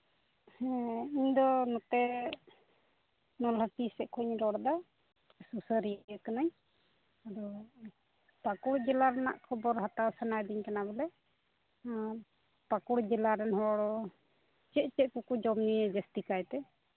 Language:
Santali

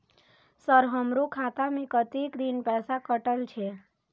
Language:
Maithili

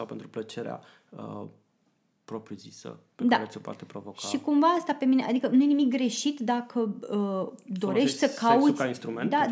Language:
Romanian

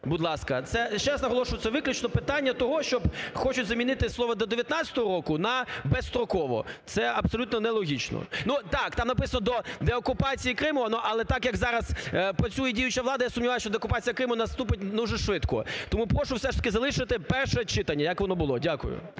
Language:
Ukrainian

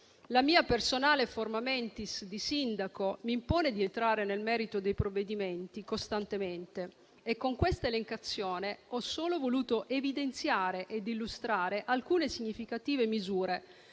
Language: Italian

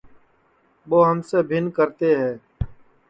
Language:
Sansi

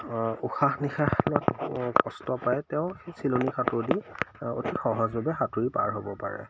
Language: Assamese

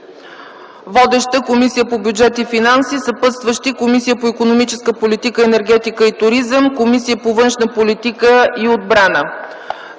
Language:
Bulgarian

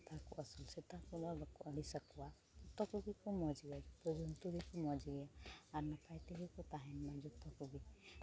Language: Santali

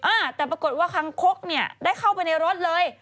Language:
Thai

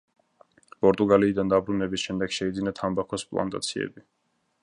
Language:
Georgian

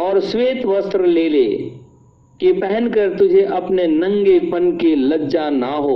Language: Hindi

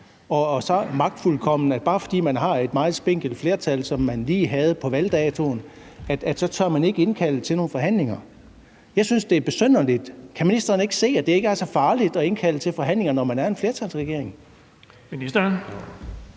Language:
Danish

